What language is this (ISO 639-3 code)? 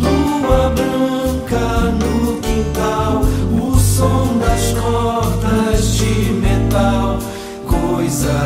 ukr